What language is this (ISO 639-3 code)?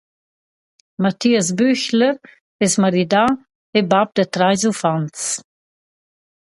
roh